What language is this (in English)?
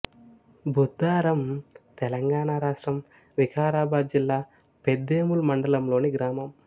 Telugu